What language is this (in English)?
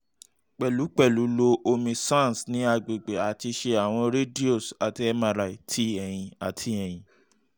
Yoruba